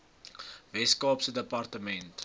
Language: Afrikaans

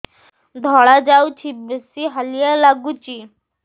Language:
Odia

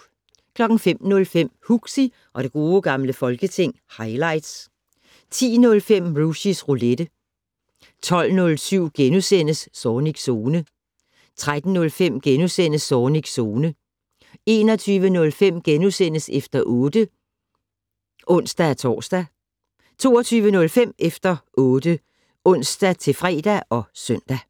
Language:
Danish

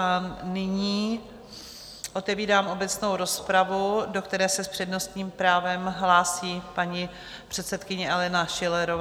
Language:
Czech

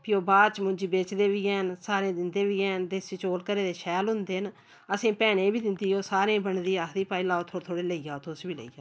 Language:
Dogri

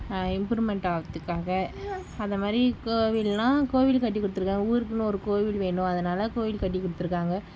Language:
Tamil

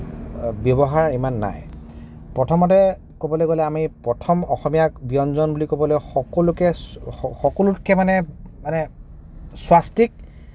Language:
Assamese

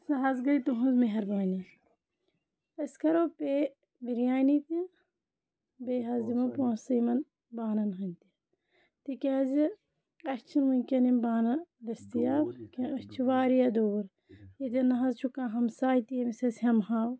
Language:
Kashmiri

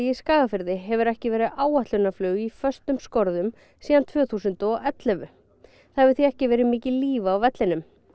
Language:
Icelandic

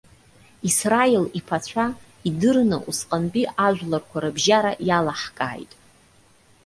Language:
Abkhazian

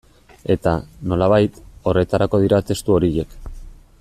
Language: Basque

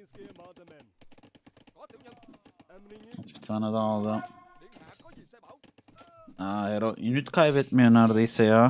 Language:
Turkish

